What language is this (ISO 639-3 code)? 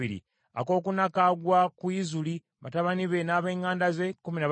lug